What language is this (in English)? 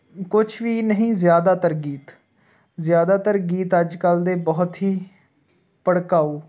Punjabi